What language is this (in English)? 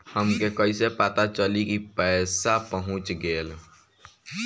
Bhojpuri